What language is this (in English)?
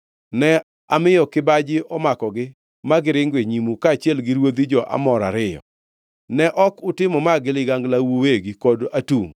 Luo (Kenya and Tanzania)